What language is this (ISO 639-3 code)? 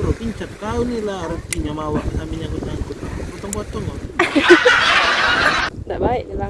ind